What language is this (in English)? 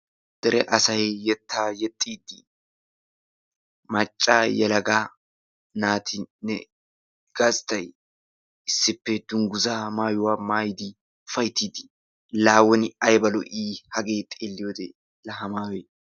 Wolaytta